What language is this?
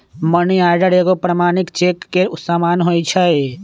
Magahi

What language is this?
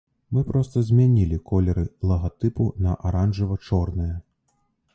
Belarusian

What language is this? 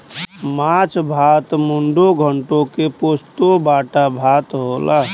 Bhojpuri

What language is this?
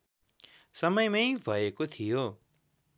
Nepali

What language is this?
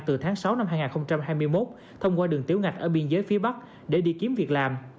Vietnamese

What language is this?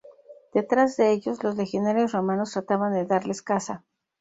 Spanish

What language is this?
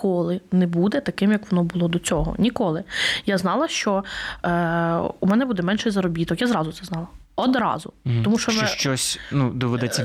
Ukrainian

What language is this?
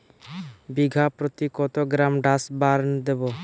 Bangla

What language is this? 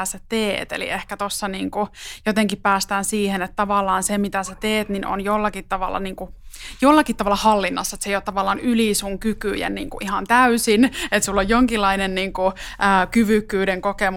Finnish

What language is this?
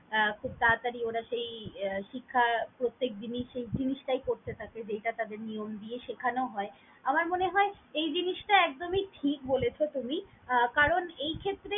Bangla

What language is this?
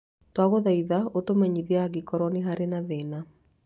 Kikuyu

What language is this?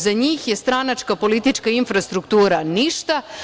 Serbian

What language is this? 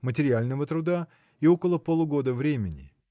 Russian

